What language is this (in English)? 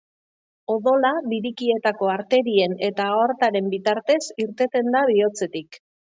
Basque